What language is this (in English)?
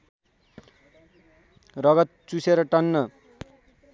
Nepali